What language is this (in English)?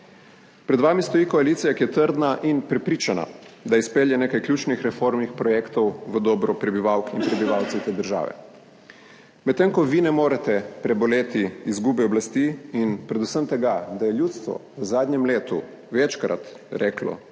Slovenian